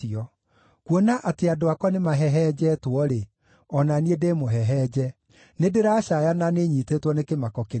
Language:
Kikuyu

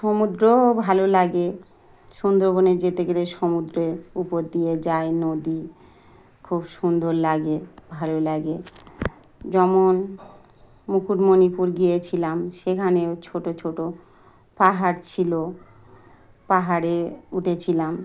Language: Bangla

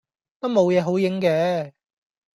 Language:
Cantonese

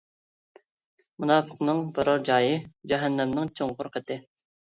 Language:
Uyghur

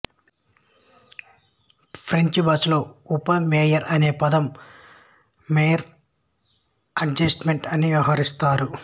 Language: Telugu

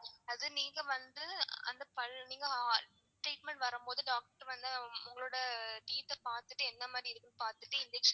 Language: Tamil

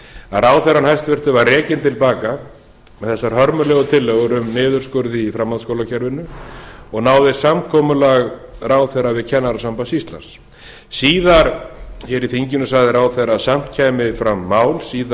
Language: Icelandic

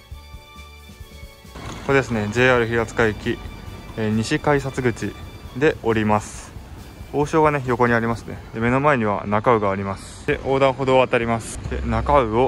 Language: Japanese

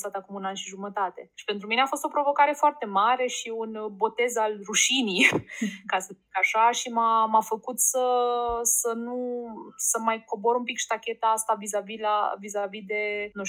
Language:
Romanian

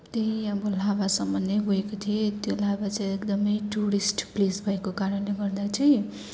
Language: Nepali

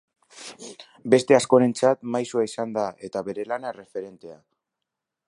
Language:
Basque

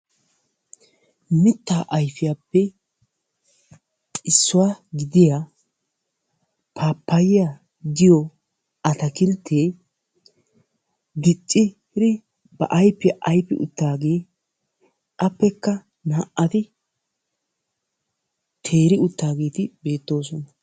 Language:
Wolaytta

